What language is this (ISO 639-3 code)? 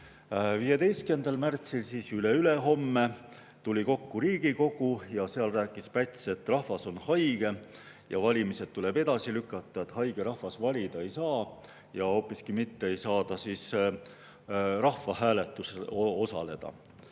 est